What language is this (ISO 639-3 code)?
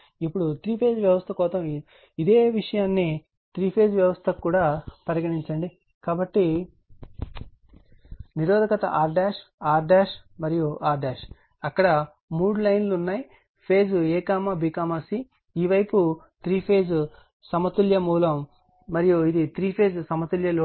tel